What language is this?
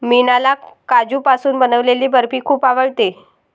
Marathi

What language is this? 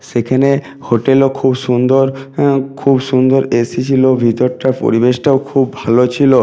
Bangla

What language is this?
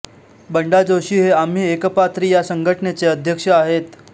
Marathi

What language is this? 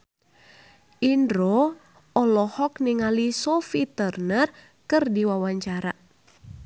Sundanese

